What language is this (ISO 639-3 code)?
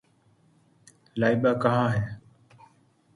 urd